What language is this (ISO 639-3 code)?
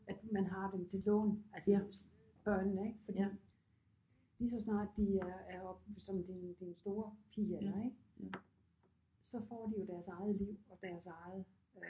dan